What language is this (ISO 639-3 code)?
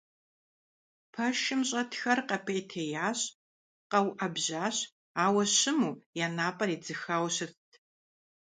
kbd